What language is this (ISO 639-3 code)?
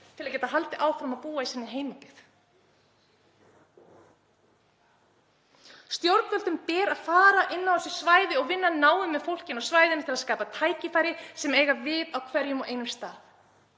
isl